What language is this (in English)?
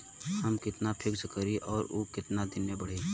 Bhojpuri